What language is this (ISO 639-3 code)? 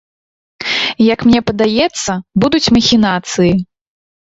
bel